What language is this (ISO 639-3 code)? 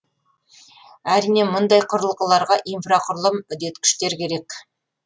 kaz